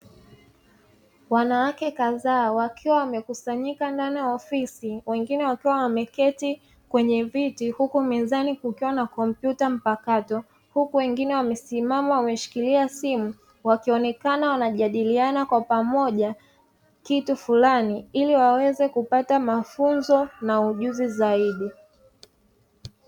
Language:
Swahili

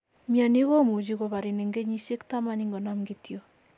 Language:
Kalenjin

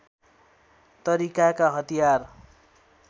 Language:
Nepali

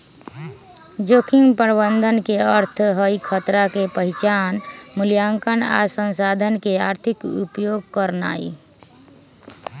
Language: Magahi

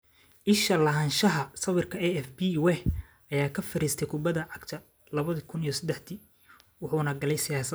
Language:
Somali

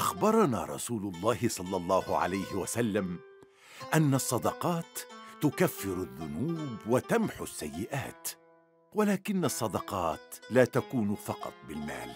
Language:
Arabic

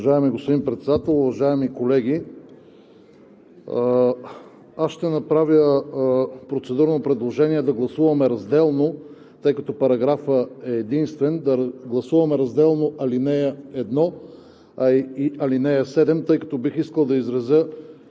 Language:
Bulgarian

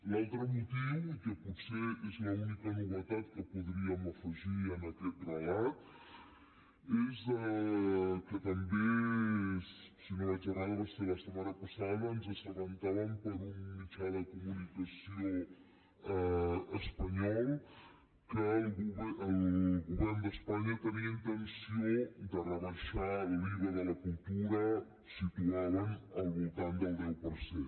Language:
Catalan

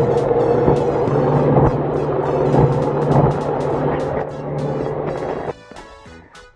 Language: Korean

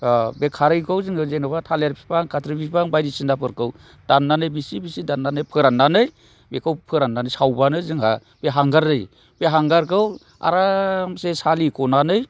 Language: Bodo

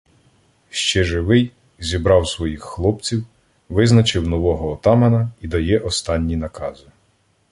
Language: Ukrainian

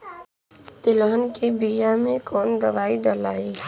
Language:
Bhojpuri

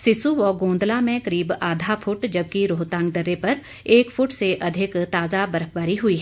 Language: Hindi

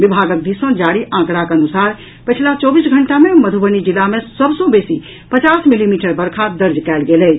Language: Maithili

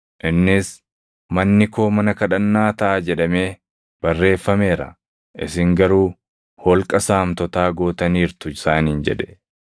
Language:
Oromo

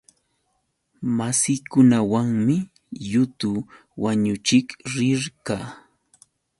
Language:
Yauyos Quechua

